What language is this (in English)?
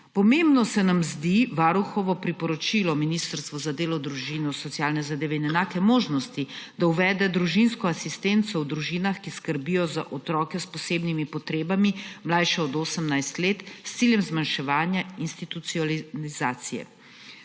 Slovenian